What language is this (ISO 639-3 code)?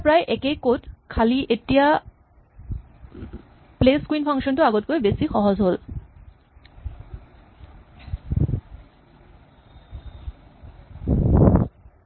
asm